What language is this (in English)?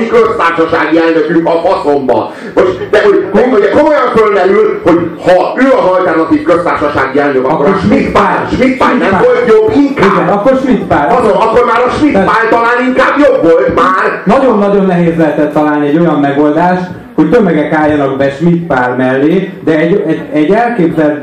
Hungarian